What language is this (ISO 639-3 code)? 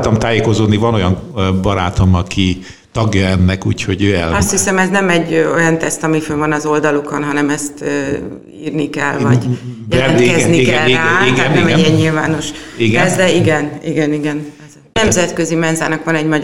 hun